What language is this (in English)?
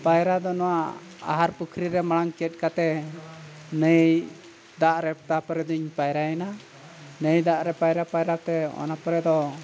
Santali